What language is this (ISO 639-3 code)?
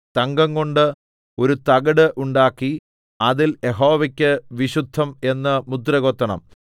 mal